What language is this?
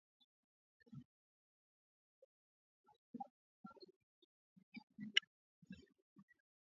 Swahili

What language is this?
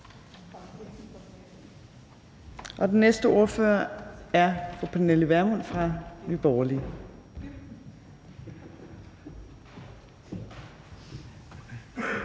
Danish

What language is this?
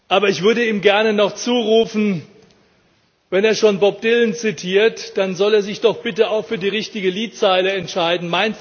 German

